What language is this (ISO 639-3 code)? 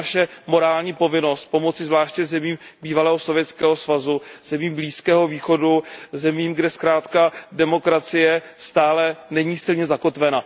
ces